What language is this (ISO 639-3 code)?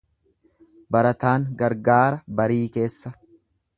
orm